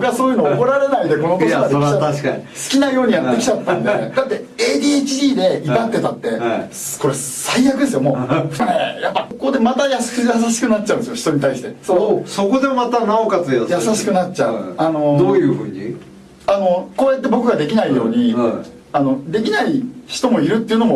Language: Japanese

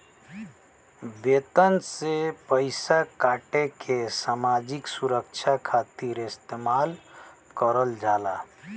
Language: Bhojpuri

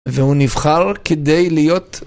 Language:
Hebrew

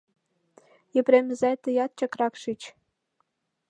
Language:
Mari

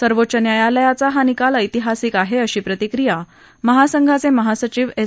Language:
Marathi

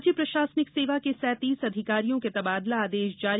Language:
Hindi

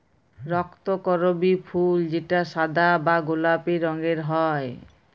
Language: Bangla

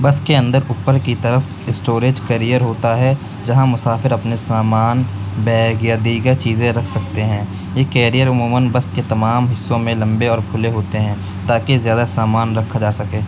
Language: Urdu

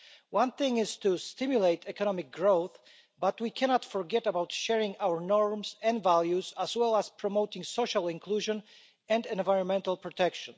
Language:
English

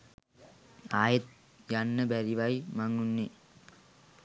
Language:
Sinhala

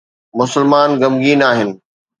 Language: Sindhi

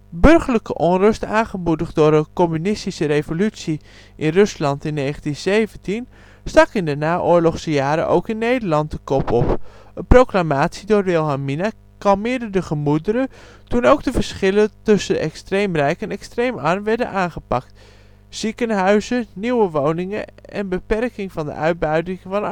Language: Dutch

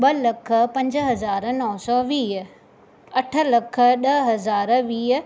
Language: Sindhi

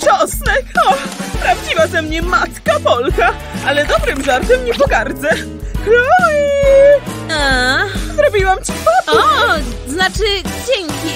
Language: Polish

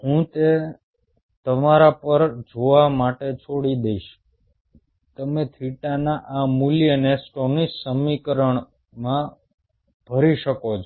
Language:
Gujarati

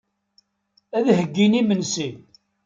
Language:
Kabyle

